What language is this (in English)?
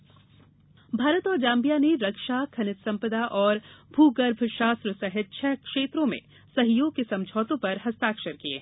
Hindi